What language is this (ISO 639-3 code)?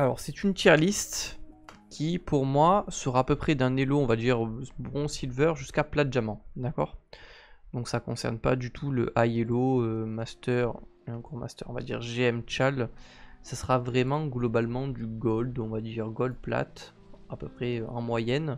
fra